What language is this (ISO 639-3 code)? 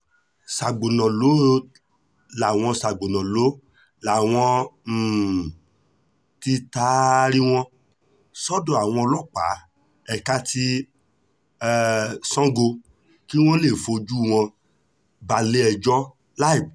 yor